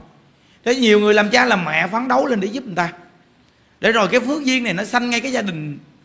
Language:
Vietnamese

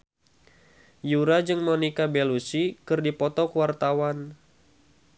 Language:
Sundanese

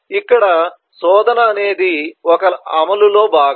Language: Telugu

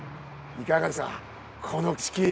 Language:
Japanese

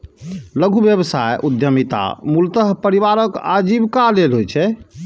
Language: Maithili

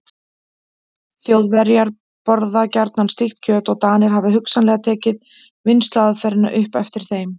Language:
Icelandic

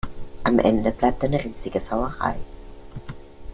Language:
German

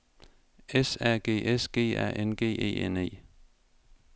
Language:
Danish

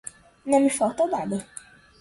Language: Portuguese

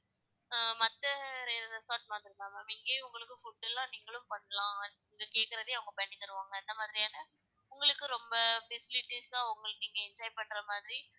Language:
Tamil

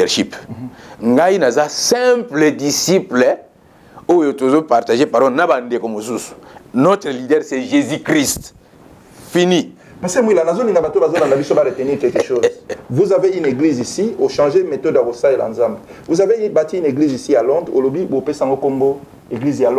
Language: French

